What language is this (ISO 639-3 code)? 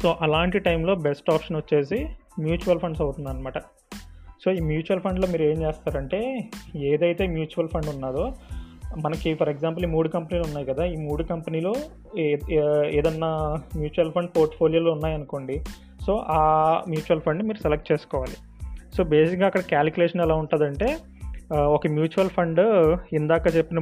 tel